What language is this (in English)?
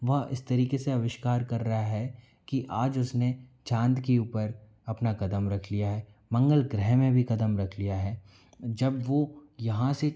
Hindi